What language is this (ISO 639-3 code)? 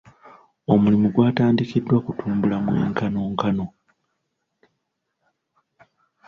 lug